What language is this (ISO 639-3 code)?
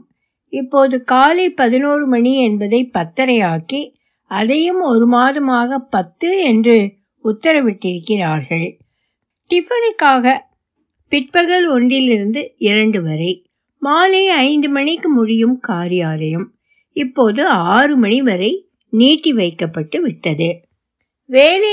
tam